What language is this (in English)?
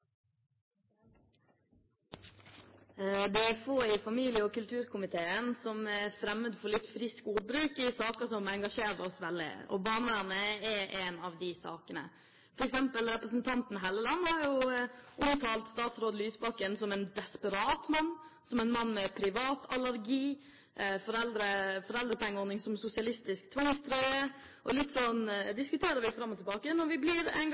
Norwegian Bokmål